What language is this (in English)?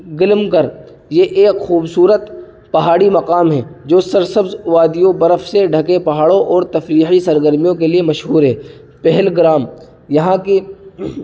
Urdu